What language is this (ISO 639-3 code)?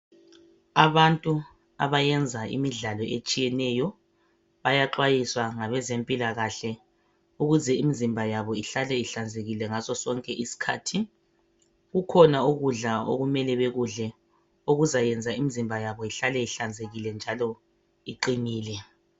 nde